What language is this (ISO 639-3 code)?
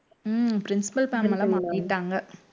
tam